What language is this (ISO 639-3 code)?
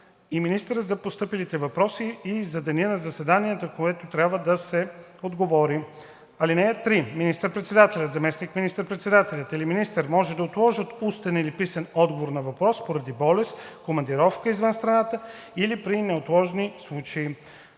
bul